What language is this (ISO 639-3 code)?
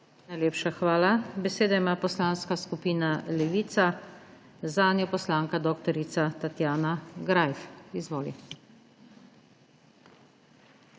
slv